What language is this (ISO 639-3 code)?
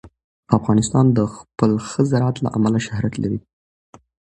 pus